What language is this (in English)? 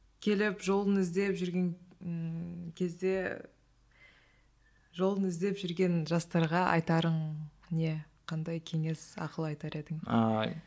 Kazakh